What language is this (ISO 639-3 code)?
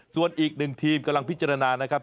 tha